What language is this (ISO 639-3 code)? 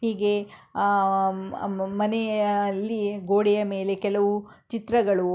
kan